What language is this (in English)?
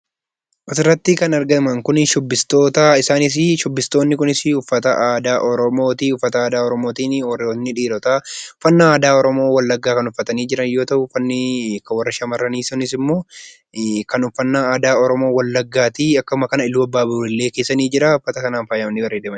Oromo